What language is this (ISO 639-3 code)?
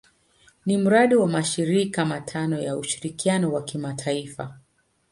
swa